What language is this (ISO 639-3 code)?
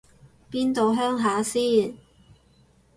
yue